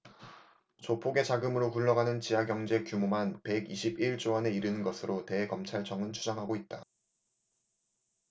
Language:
Korean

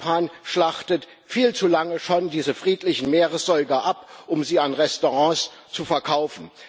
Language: German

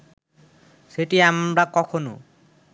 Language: Bangla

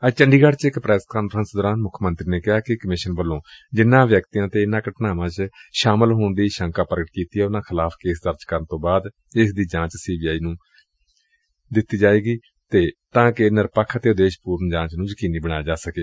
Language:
Punjabi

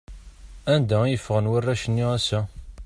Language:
Kabyle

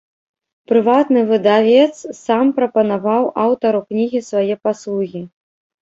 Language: Belarusian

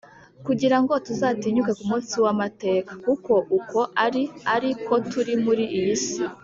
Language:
Kinyarwanda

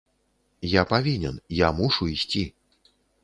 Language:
Belarusian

